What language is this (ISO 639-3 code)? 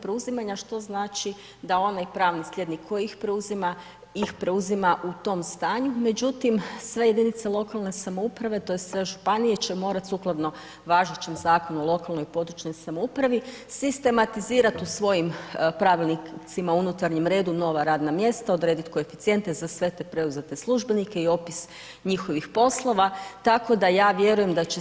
hrv